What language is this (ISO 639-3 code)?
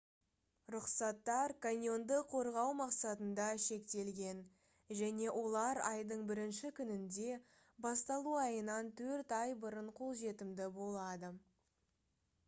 kaz